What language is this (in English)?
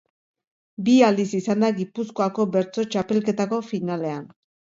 Basque